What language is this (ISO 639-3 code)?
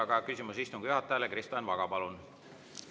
est